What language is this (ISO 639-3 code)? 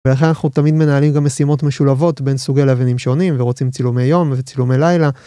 heb